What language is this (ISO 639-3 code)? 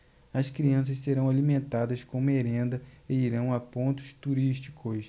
por